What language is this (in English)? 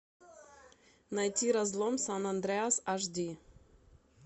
Russian